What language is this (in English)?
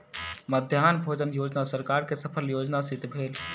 Maithili